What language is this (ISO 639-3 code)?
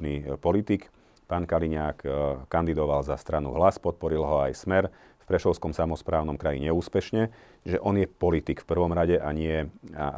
slk